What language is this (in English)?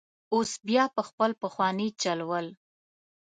Pashto